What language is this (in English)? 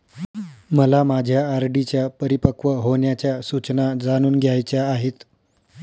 Marathi